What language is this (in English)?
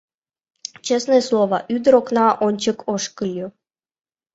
Mari